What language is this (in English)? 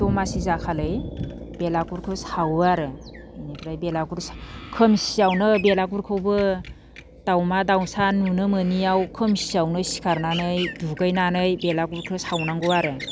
Bodo